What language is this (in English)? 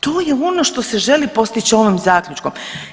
Croatian